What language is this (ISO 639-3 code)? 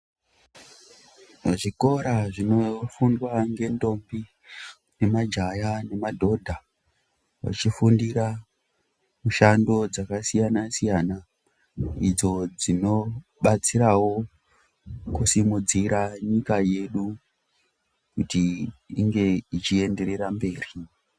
ndc